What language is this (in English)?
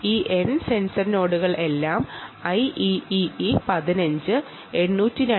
Malayalam